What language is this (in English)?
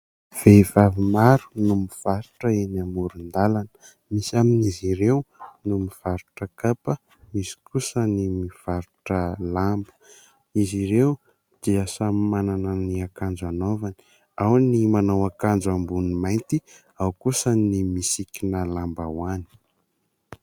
Malagasy